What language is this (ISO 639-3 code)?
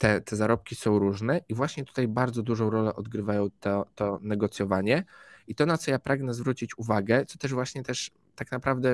pol